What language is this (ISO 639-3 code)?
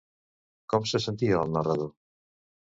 cat